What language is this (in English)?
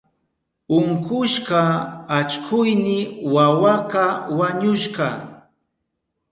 Southern Pastaza Quechua